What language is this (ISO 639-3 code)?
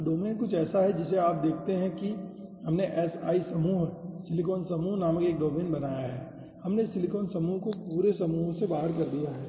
hin